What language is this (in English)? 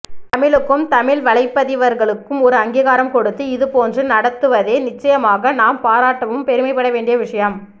Tamil